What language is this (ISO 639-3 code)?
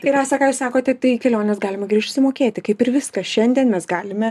lit